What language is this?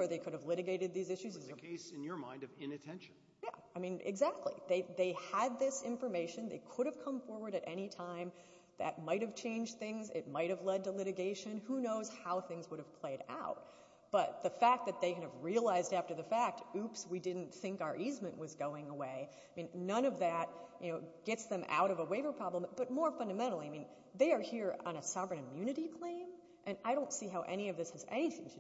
English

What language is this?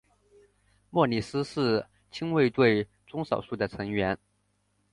Chinese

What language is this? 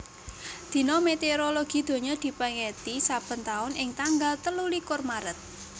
Javanese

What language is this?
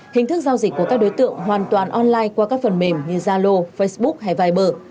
Vietnamese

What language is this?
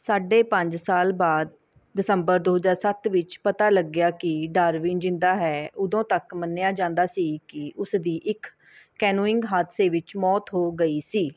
Punjabi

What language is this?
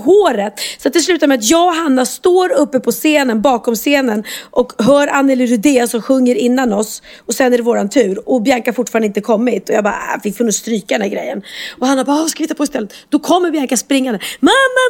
Swedish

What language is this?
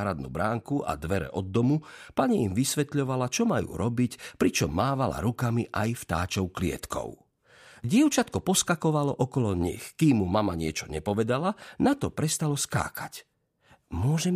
Slovak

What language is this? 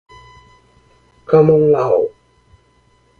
Portuguese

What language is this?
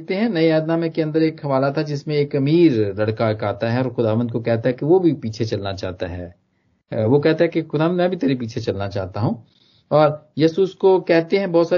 Hindi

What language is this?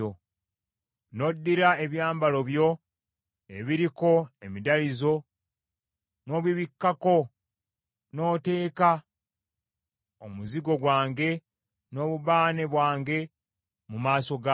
Ganda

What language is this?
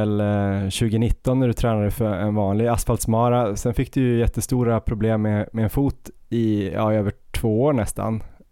Swedish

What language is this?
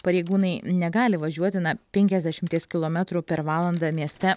Lithuanian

